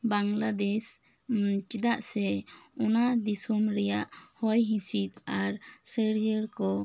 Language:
Santali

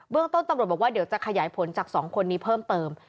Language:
Thai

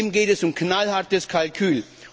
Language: German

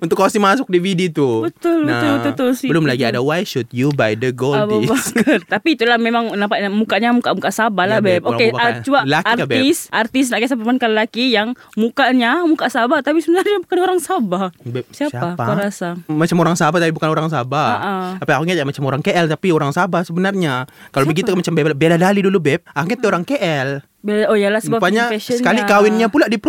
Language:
Malay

